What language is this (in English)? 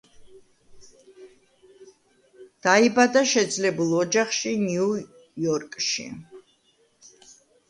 Georgian